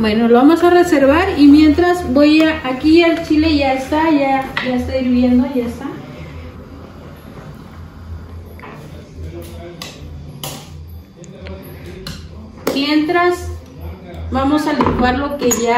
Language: Spanish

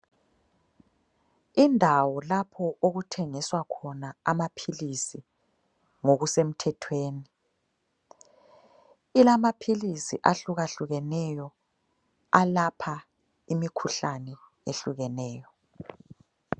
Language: North Ndebele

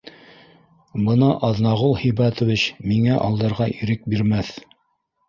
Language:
Bashkir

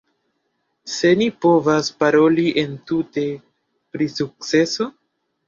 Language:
Esperanto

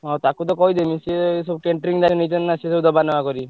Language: Odia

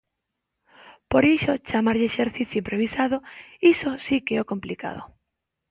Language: Galician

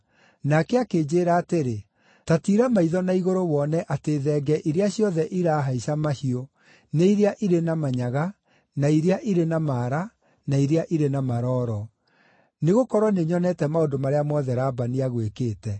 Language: Kikuyu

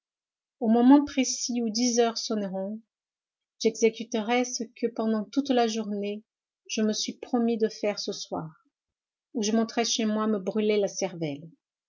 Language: French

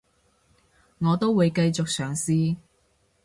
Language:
Cantonese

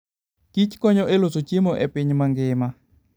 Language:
Luo (Kenya and Tanzania)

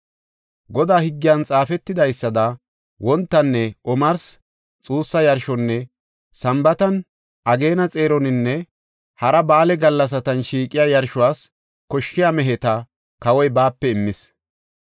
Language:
Gofa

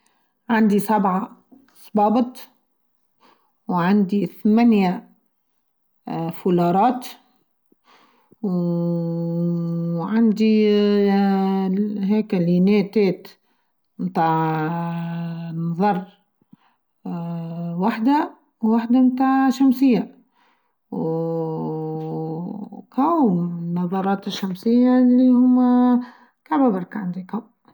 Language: Tunisian Arabic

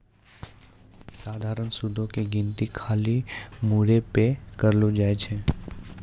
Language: Maithili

